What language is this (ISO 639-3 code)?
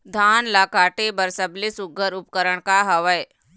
hne